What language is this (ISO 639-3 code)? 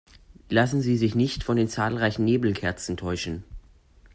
deu